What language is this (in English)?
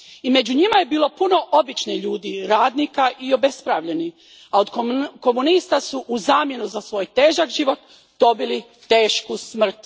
Croatian